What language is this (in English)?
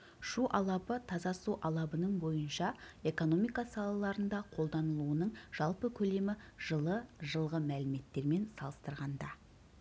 Kazakh